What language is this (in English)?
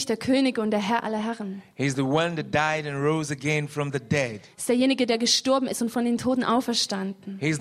German